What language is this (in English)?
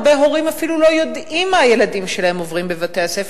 Hebrew